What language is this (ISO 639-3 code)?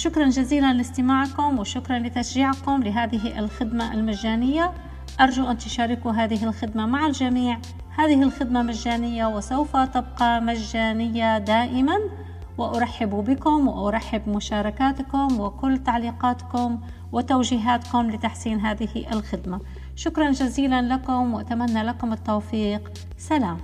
ara